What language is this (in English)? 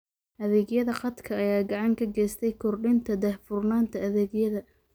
Somali